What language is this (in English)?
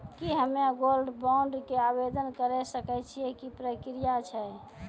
Maithili